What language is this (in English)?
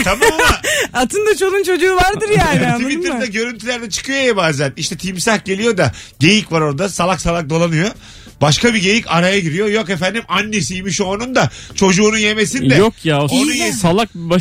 Turkish